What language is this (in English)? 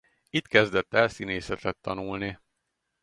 Hungarian